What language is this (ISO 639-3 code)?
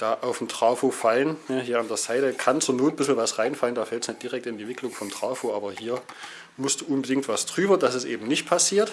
deu